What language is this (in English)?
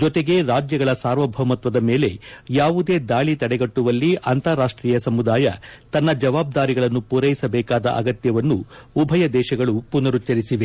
Kannada